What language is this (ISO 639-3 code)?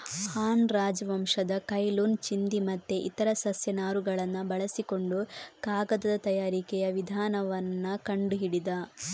kan